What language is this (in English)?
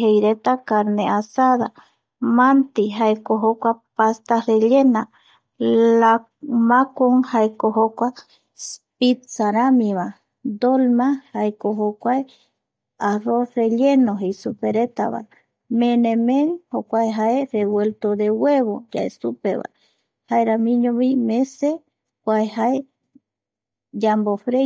Eastern Bolivian Guaraní